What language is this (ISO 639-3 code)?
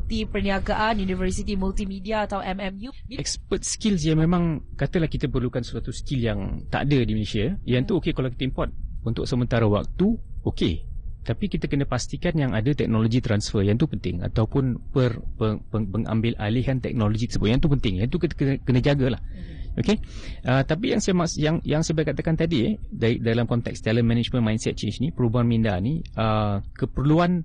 msa